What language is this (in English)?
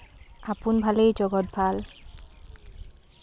Assamese